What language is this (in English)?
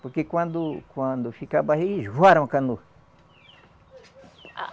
Portuguese